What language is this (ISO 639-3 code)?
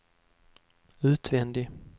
swe